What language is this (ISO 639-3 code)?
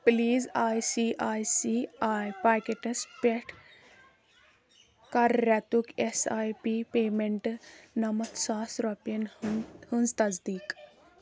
kas